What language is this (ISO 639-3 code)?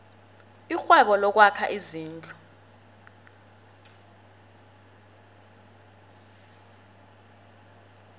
nbl